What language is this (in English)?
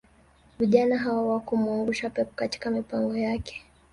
Swahili